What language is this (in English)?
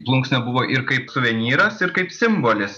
Lithuanian